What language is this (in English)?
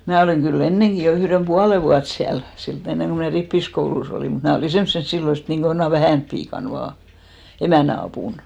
Finnish